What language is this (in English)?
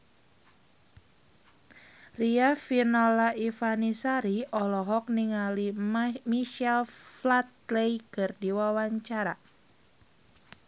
Sundanese